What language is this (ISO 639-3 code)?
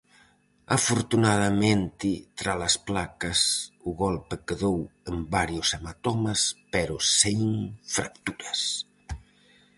glg